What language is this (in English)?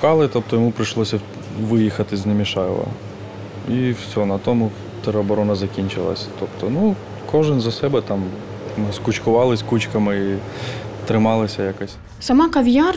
Ukrainian